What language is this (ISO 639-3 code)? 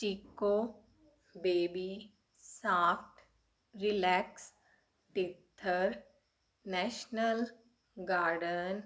pan